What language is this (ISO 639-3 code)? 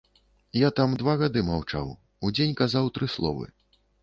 bel